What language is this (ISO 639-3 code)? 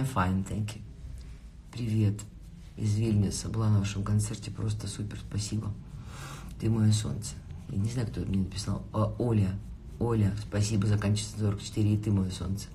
rus